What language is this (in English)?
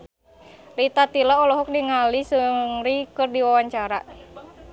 Sundanese